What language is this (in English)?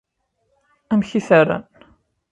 Kabyle